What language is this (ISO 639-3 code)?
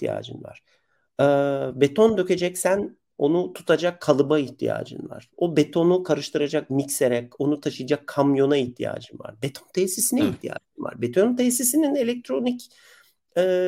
tur